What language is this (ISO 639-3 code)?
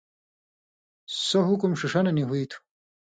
mvy